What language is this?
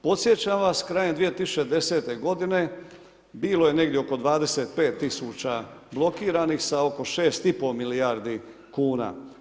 Croatian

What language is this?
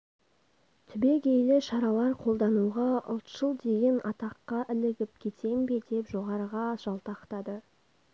Kazakh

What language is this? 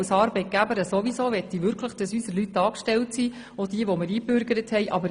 Swiss German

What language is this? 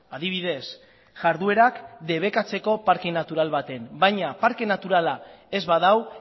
Basque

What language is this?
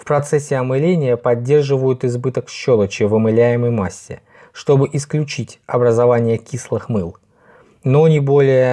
Russian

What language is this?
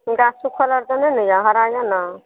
Maithili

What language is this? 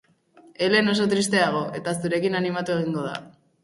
Basque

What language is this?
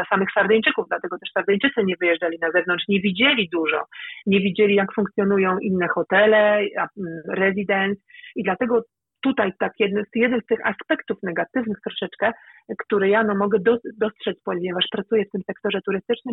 Polish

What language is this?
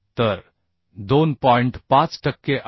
Marathi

